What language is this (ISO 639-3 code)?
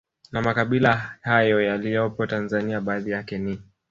swa